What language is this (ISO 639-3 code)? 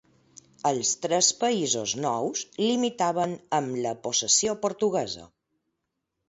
cat